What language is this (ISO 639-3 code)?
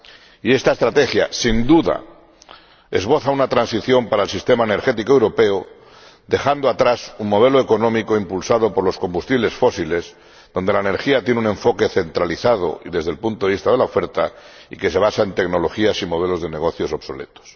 spa